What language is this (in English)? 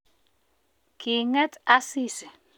Kalenjin